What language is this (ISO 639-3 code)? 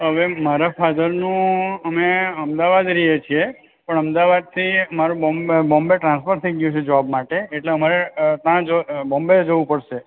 guj